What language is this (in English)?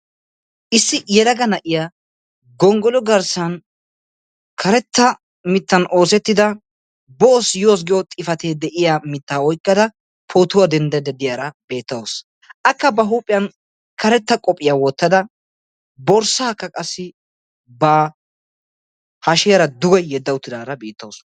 Wolaytta